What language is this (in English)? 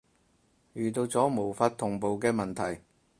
Cantonese